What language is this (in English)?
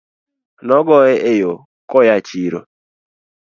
Luo (Kenya and Tanzania)